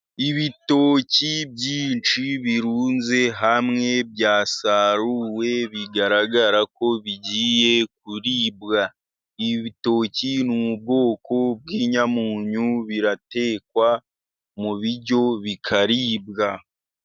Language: Kinyarwanda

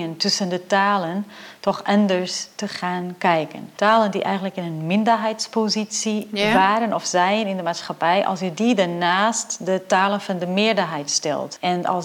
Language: Dutch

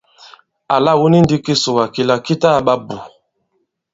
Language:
Bankon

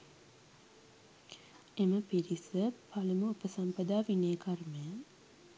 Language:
Sinhala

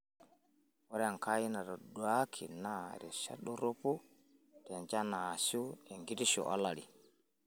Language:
Masai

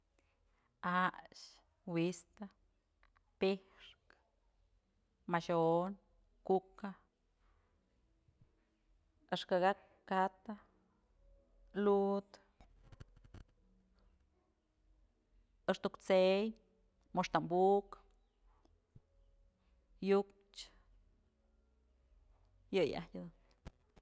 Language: Mazatlán Mixe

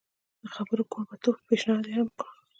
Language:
Pashto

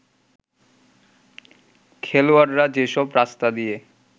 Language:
Bangla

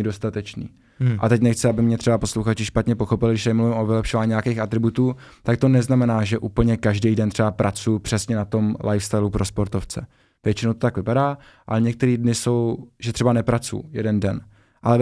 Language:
Czech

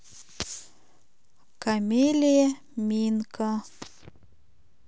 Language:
Russian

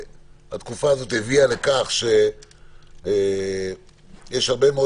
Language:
Hebrew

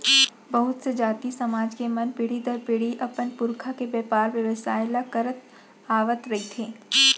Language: Chhattisgarhi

